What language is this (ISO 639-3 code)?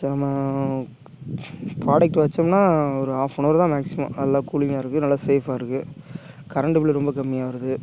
tam